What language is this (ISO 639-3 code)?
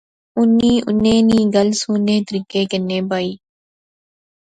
phr